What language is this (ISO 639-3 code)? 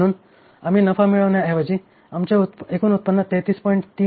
mar